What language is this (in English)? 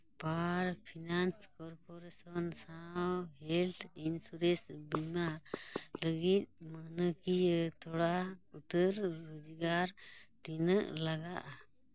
Santali